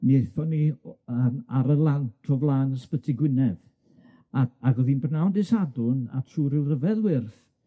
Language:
Welsh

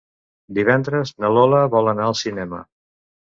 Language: Catalan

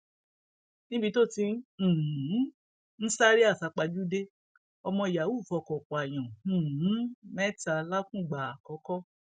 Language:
Yoruba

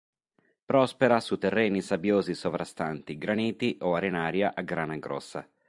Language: Italian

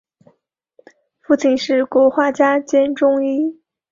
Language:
Chinese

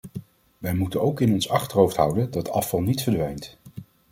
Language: Dutch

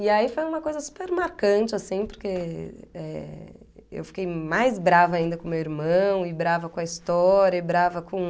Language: Portuguese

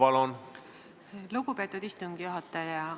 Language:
Estonian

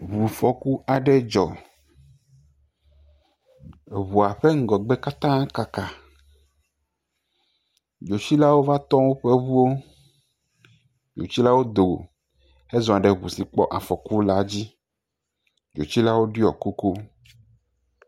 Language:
Ewe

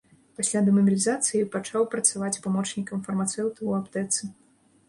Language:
Belarusian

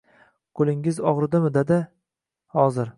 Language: Uzbek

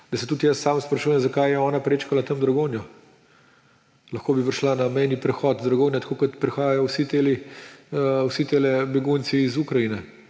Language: Slovenian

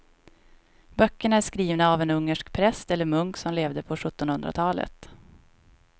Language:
Swedish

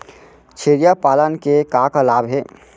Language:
Chhattisgarhi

